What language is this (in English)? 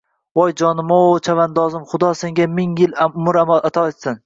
Uzbek